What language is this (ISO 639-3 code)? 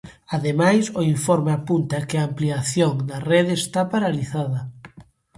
glg